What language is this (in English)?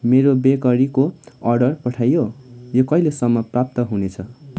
Nepali